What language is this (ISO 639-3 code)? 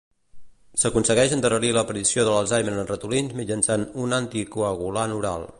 cat